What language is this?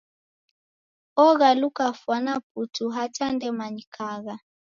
Taita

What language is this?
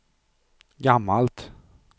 Swedish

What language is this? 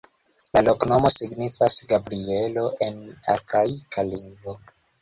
Esperanto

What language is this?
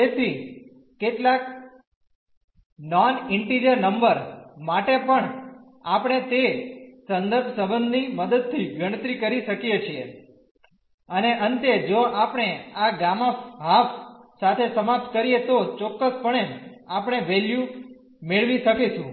Gujarati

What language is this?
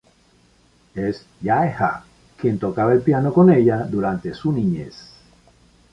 Spanish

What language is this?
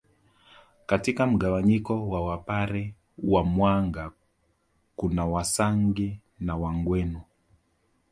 Swahili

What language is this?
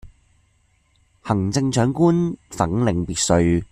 Cantonese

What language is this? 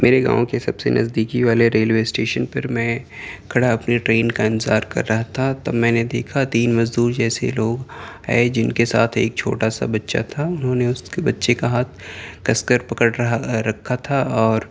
Urdu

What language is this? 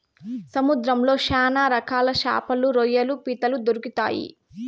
Telugu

